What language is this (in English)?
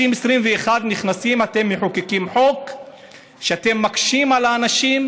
Hebrew